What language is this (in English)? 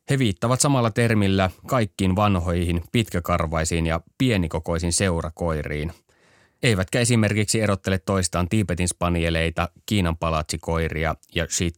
Finnish